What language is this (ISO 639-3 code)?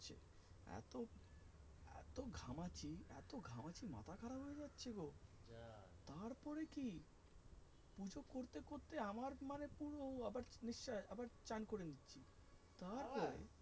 ben